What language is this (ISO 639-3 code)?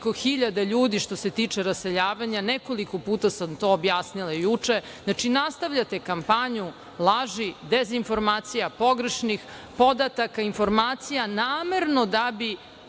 srp